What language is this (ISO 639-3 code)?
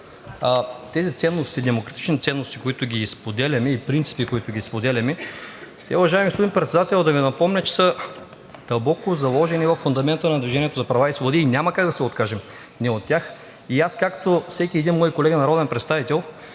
bul